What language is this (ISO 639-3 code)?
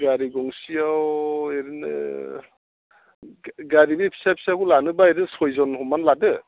brx